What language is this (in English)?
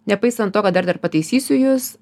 Lithuanian